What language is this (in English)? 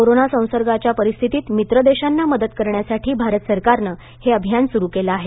Marathi